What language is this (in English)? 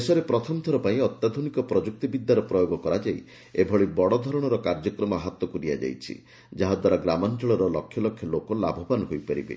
Odia